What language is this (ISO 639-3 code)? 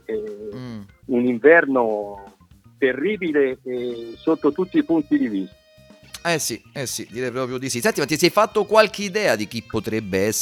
ita